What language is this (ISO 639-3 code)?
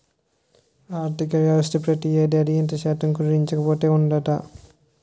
tel